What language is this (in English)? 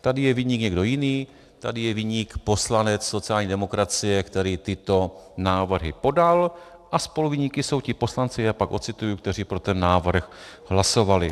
Czech